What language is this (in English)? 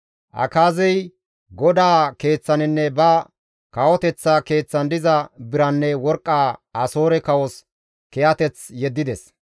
Gamo